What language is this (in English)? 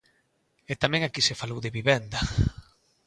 Galician